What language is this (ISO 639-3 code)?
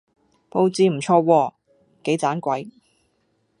yue